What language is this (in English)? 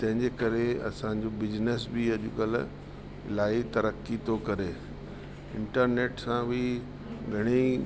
Sindhi